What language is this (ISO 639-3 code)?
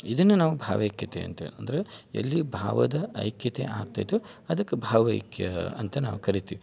kan